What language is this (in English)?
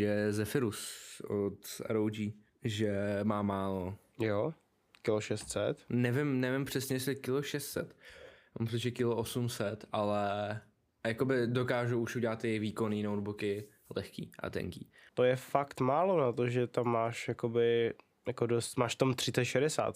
Czech